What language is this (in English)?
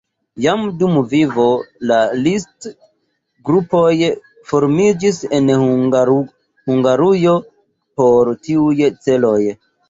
Esperanto